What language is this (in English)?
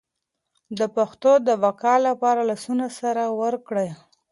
Pashto